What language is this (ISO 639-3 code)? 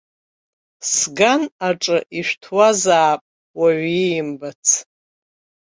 abk